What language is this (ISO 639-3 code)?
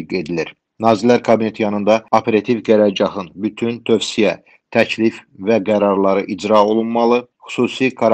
tur